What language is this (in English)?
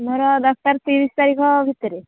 Odia